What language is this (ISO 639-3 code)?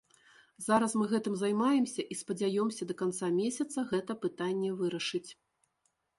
bel